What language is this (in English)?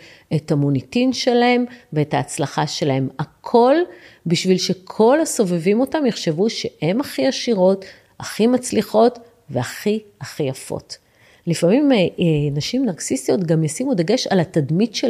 Hebrew